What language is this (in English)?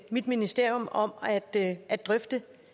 Danish